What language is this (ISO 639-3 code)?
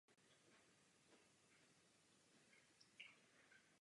ces